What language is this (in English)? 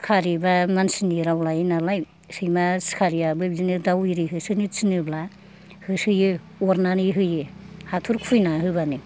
Bodo